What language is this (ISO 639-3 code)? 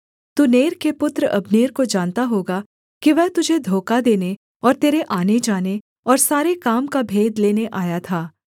hin